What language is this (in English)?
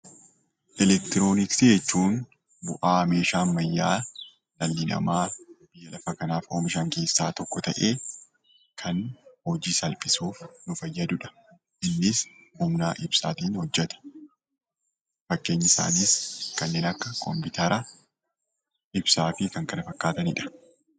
Oromo